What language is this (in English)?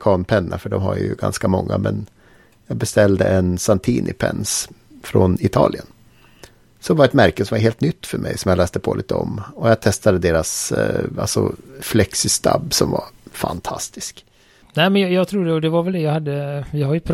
Swedish